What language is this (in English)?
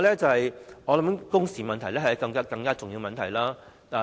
Cantonese